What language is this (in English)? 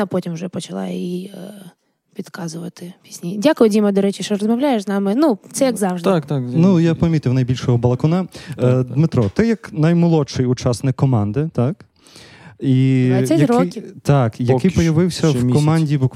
Ukrainian